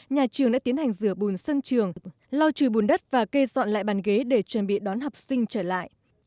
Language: Vietnamese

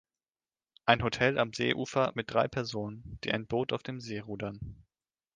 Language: German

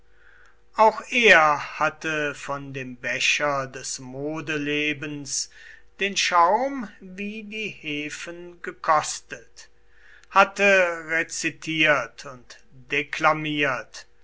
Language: German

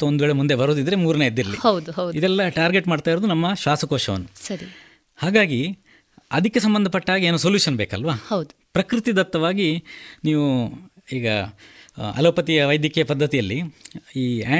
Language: Kannada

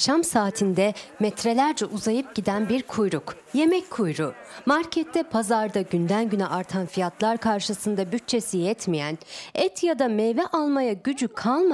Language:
Turkish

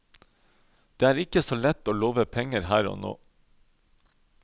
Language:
Norwegian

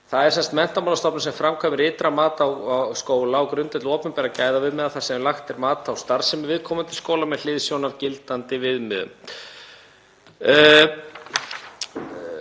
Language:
Icelandic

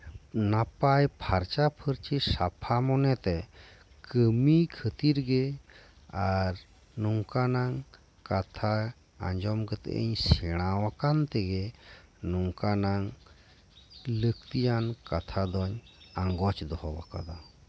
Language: Santali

